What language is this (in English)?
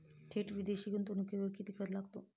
Marathi